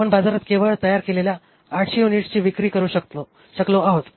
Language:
Marathi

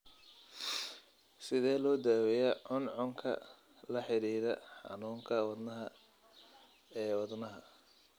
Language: Somali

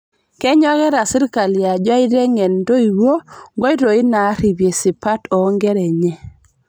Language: Masai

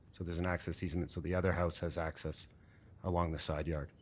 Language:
English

